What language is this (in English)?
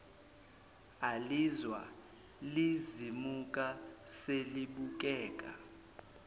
Zulu